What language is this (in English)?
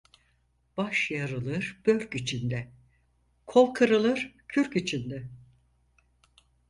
Turkish